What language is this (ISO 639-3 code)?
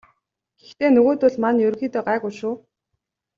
mon